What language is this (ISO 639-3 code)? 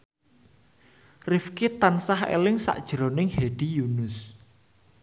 jav